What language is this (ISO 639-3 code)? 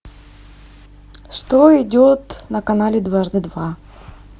rus